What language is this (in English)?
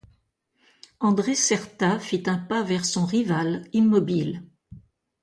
French